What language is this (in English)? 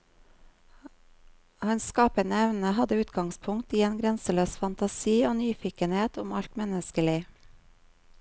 Norwegian